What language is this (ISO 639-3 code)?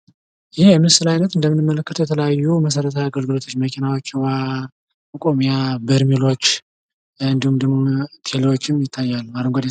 amh